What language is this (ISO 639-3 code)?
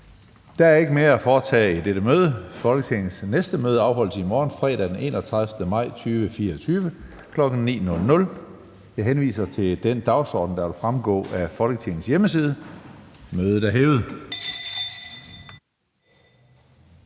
dan